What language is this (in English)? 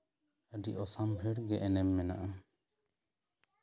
Santali